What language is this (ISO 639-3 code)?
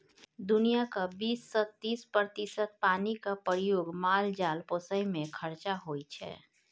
mai